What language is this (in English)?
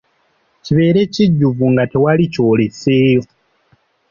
Ganda